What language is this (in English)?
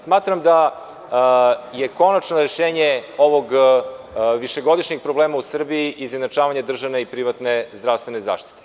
Serbian